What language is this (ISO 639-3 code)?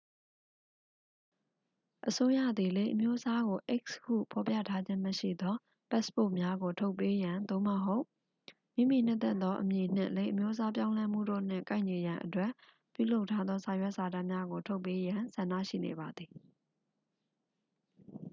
mya